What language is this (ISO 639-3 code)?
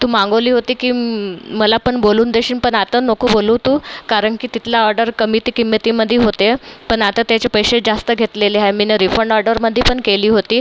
mar